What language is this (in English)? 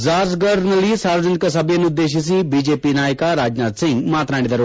Kannada